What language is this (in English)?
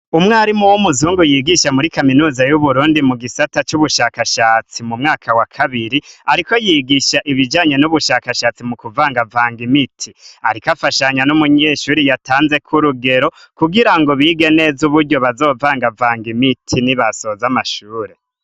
Rundi